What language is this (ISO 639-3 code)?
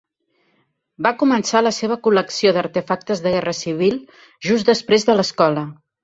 cat